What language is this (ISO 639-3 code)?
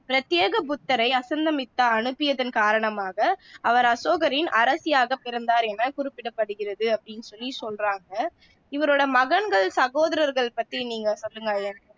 tam